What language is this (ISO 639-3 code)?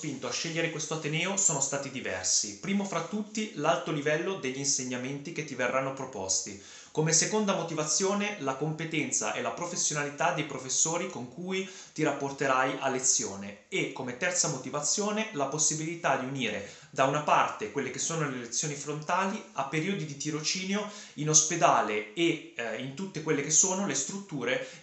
ita